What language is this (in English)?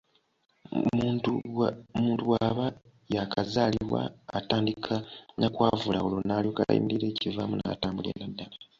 Ganda